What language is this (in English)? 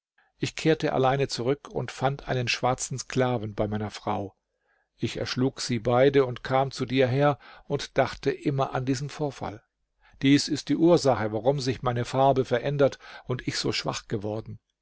German